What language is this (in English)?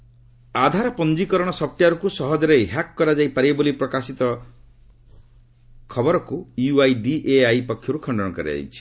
Odia